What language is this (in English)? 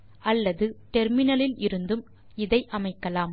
Tamil